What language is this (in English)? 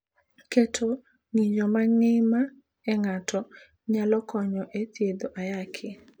Luo (Kenya and Tanzania)